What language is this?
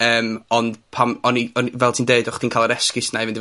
Welsh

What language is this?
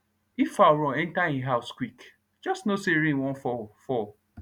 Nigerian Pidgin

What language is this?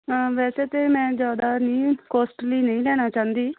Punjabi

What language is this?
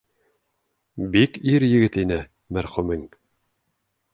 Bashkir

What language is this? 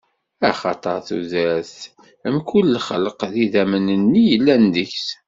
Kabyle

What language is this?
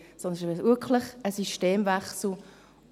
Swiss German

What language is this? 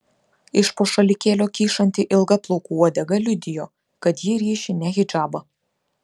Lithuanian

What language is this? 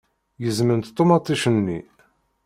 Kabyle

